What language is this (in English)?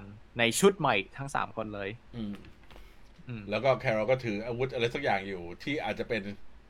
Thai